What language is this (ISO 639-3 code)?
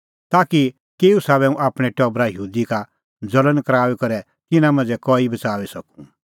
kfx